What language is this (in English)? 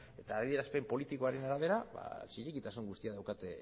Basque